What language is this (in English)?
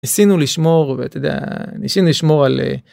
Hebrew